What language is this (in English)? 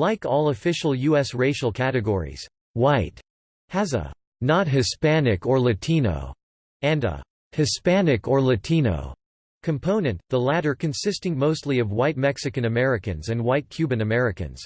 English